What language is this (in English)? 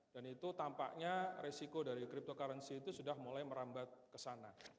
Indonesian